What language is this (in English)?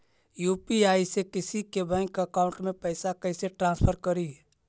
Magahi